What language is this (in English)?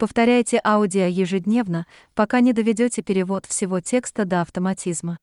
Russian